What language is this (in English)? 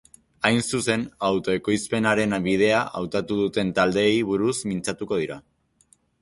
Basque